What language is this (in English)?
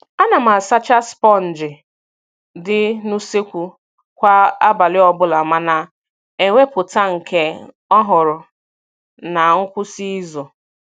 Igbo